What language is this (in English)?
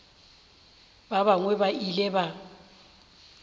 Northern Sotho